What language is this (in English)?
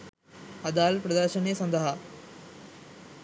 Sinhala